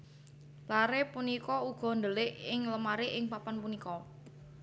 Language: Javanese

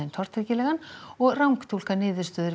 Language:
Icelandic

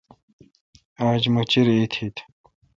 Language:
Kalkoti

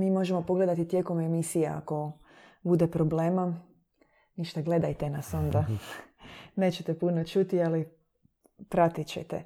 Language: Croatian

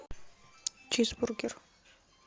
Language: Russian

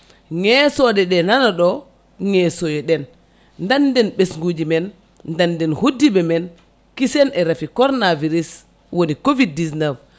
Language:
Fula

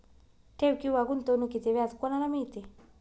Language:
Marathi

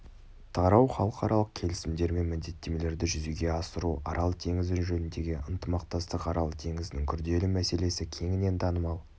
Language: Kazakh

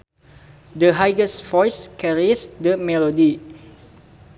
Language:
Sundanese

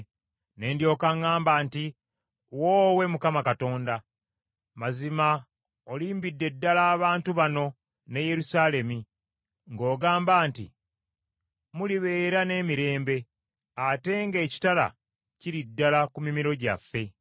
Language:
Ganda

